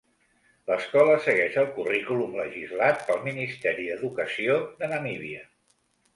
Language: Catalan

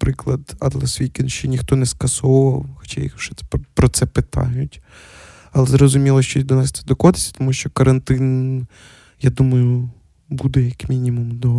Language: Ukrainian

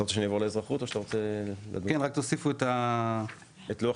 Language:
Hebrew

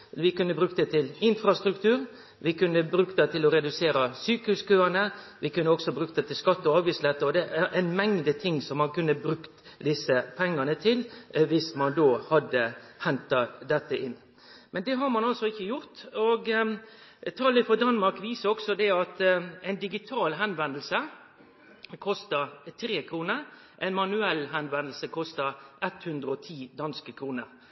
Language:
Norwegian Nynorsk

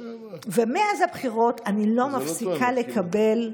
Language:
Hebrew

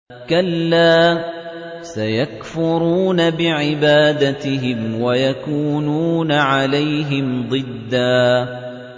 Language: Arabic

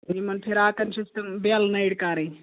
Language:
Kashmiri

